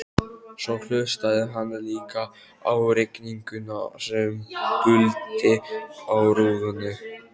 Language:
Icelandic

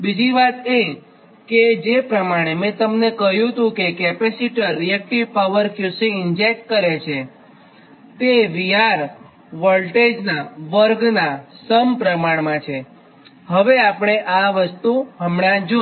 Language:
Gujarati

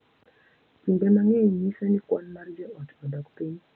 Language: Luo (Kenya and Tanzania)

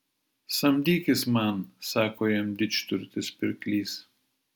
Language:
Lithuanian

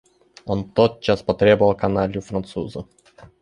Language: Russian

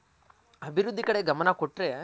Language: Kannada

